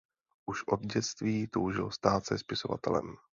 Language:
Czech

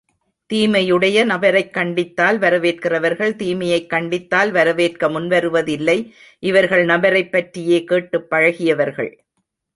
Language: Tamil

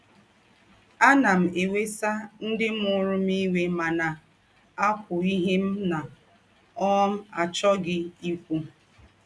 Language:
Igbo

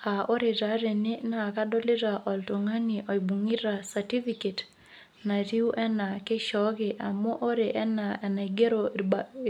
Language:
Masai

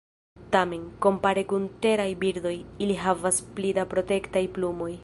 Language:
Esperanto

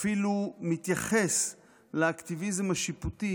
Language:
Hebrew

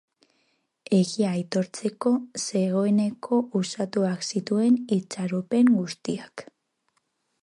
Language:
Basque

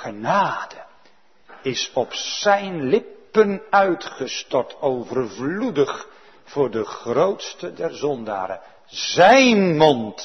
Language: Dutch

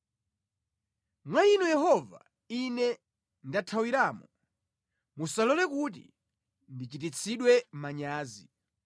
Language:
Nyanja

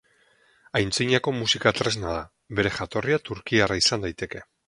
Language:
Basque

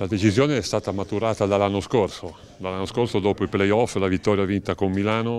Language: Italian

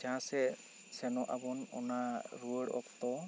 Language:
Santali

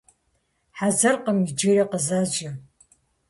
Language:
Kabardian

